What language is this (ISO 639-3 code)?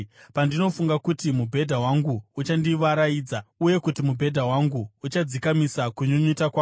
sna